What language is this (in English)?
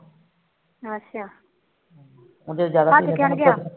Punjabi